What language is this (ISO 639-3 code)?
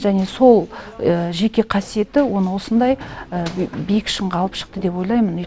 kaz